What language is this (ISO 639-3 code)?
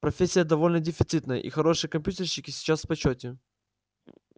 rus